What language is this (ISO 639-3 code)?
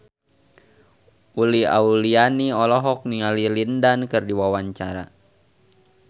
sun